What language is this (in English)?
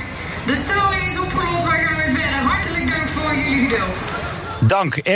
Dutch